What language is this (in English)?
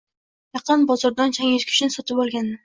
Uzbek